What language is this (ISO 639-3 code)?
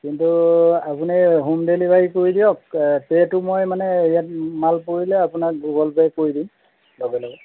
asm